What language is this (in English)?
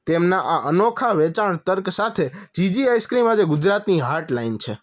Gujarati